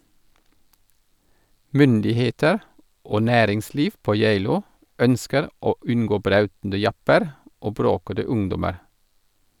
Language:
Norwegian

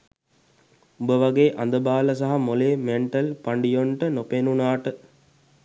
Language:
Sinhala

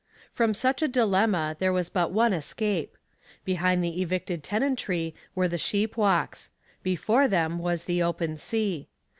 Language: English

